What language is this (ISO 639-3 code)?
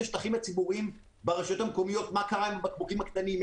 heb